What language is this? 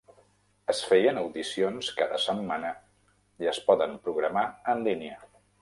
Catalan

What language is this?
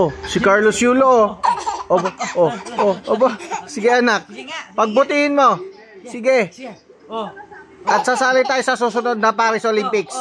Filipino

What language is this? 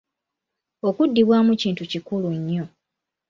Ganda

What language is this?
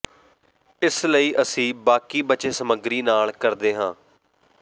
Punjabi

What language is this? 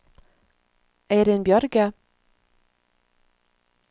Norwegian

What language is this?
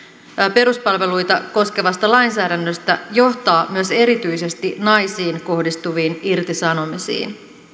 Finnish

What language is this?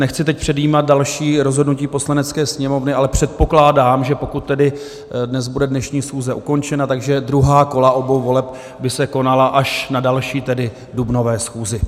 Czech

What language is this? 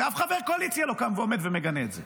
Hebrew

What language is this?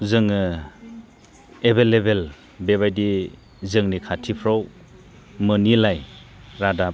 Bodo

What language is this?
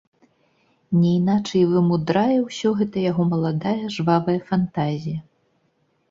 Belarusian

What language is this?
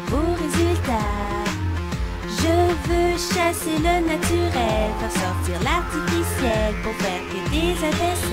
Dutch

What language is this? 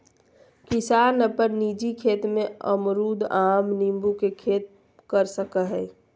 Magahi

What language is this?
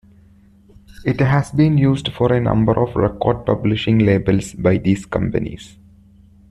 English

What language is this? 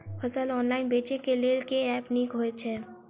Maithili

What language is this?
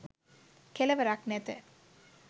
Sinhala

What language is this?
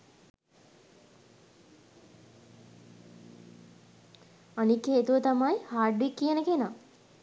Sinhala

